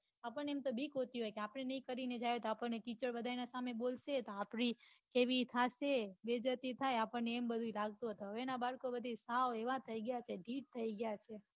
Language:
Gujarati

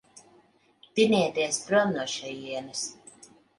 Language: Latvian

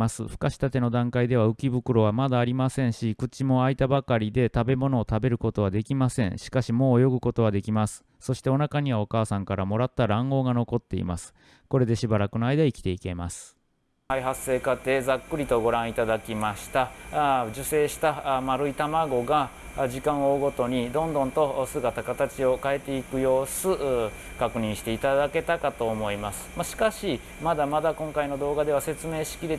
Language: Japanese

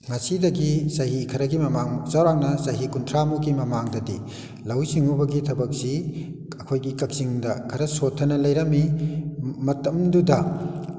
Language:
Manipuri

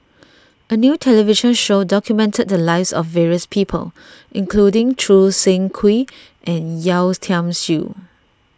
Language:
English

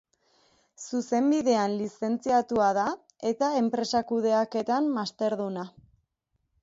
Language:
Basque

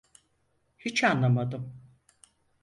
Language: Turkish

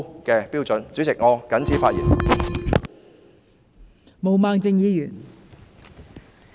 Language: Cantonese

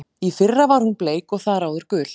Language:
Icelandic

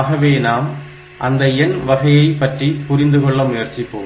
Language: Tamil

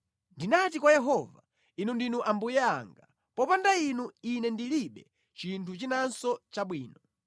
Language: Nyanja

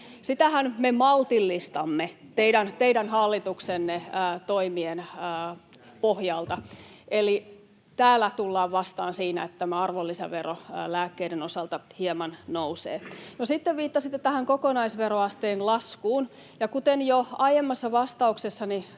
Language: Finnish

